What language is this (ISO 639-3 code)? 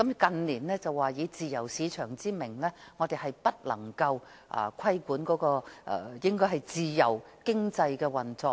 yue